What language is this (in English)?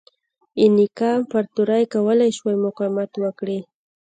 Pashto